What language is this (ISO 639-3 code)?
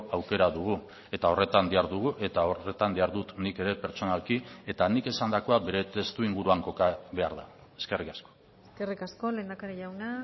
eus